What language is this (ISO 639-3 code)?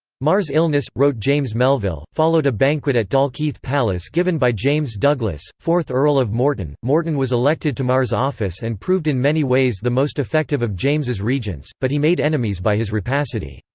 eng